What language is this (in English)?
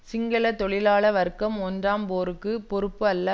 Tamil